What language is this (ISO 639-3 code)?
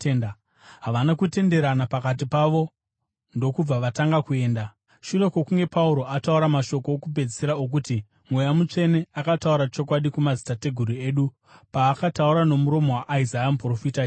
sna